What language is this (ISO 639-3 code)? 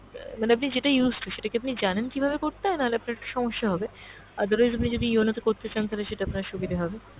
ben